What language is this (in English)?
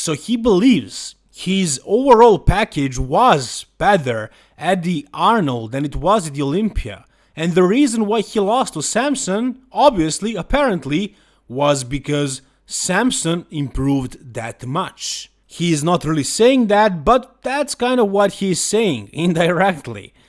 English